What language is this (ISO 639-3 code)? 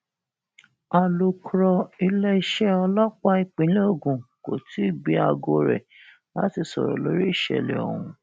yor